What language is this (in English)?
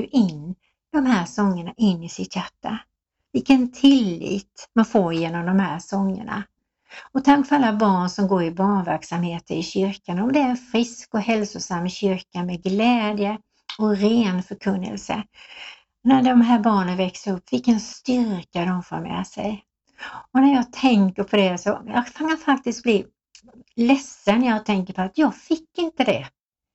Swedish